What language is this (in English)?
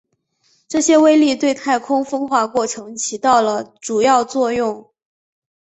Chinese